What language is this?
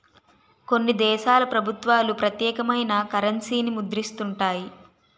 Telugu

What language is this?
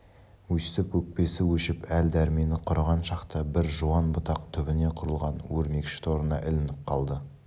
Kazakh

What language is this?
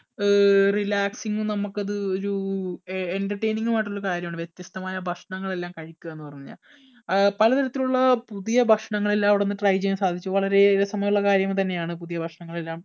Malayalam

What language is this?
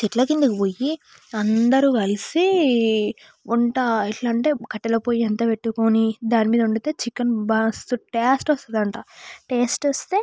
Telugu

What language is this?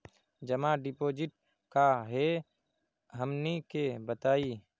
Magahi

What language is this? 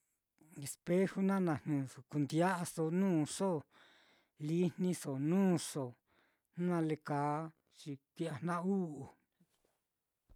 Mitlatongo Mixtec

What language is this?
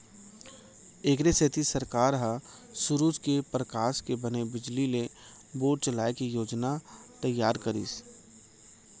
Chhattisgarhi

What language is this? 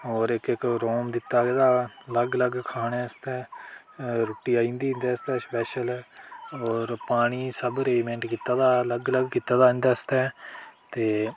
Dogri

